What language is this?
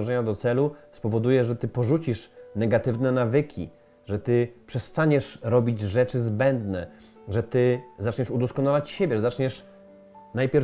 Polish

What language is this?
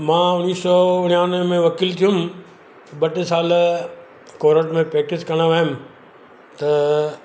Sindhi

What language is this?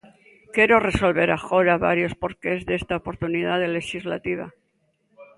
Galician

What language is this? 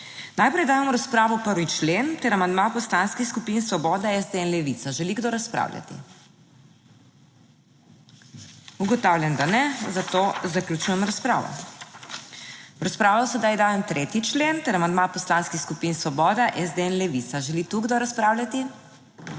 Slovenian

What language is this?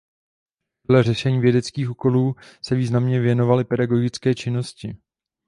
Czech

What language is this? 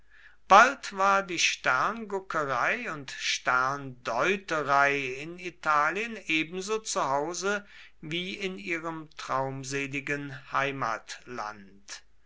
German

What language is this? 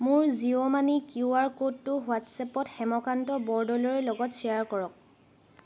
Assamese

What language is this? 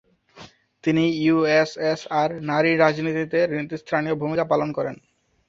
Bangla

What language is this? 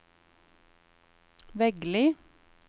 Norwegian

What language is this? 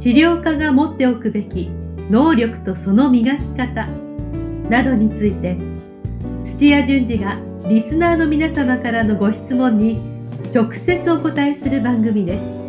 Japanese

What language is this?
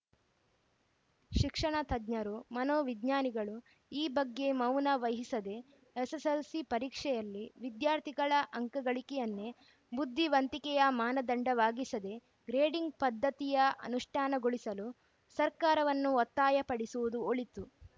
Kannada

